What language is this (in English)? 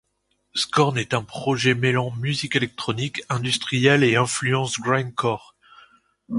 French